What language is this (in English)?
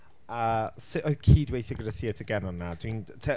Welsh